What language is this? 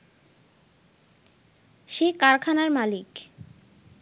Bangla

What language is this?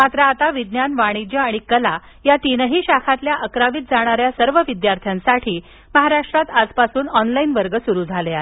Marathi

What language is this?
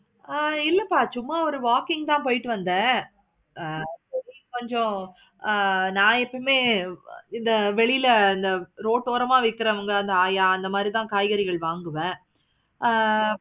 Tamil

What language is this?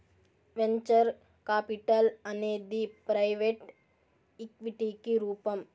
Telugu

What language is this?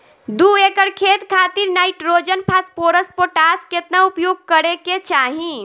Bhojpuri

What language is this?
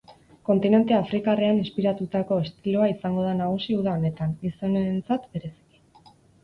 Basque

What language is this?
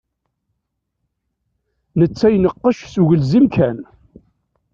Kabyle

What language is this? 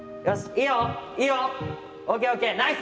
Japanese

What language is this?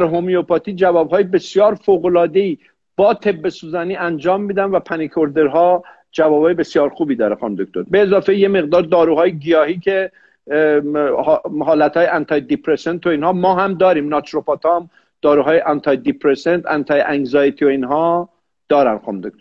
Persian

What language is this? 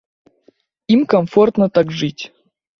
Belarusian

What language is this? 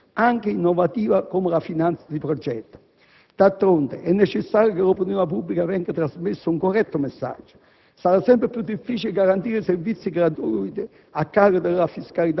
Italian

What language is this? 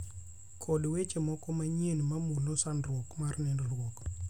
Luo (Kenya and Tanzania)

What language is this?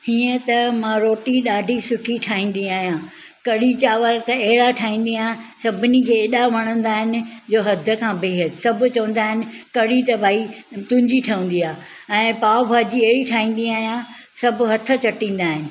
Sindhi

